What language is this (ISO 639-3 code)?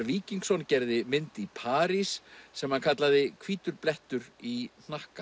isl